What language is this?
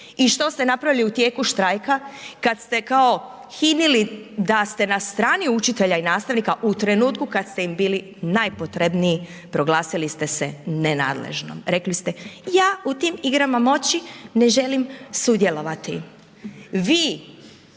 Croatian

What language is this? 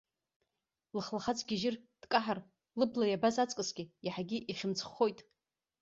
Abkhazian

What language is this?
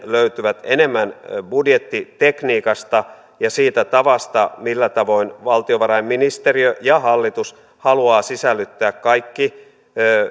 Finnish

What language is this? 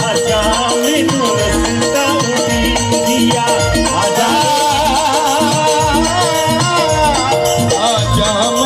Arabic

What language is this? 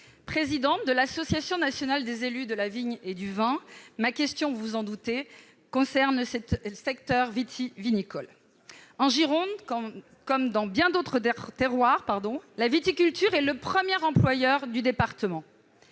French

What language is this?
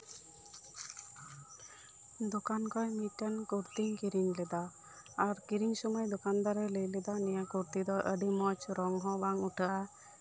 Santali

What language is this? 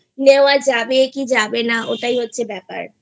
Bangla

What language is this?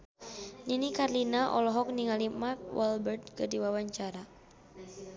Sundanese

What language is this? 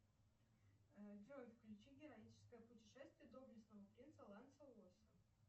Russian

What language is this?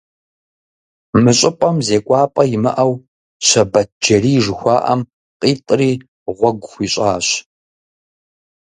Kabardian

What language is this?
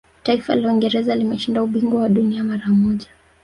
Swahili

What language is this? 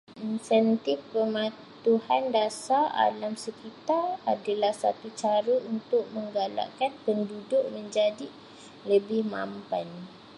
Malay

